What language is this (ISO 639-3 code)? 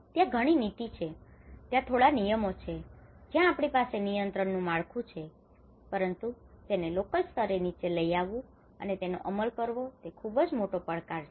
guj